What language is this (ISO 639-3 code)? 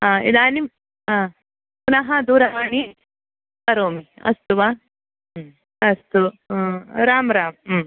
san